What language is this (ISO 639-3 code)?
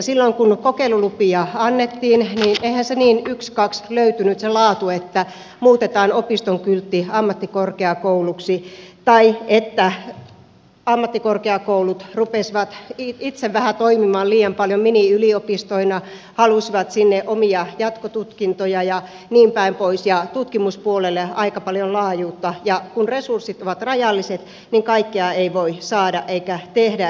fin